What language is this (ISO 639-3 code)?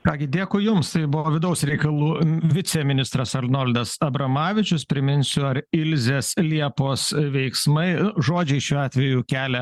lit